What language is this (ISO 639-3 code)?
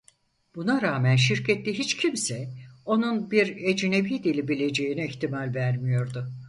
tur